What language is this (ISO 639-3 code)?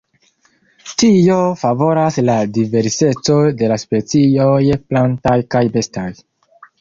epo